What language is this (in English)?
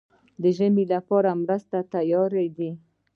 Pashto